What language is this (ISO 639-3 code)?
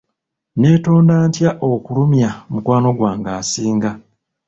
lug